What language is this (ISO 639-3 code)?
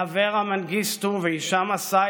heb